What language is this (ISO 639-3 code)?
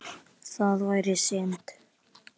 isl